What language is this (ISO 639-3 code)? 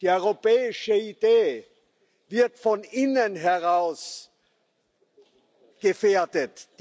deu